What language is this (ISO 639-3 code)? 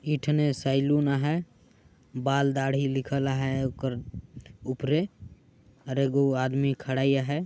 sck